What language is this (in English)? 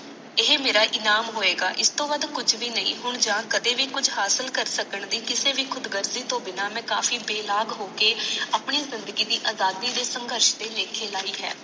Punjabi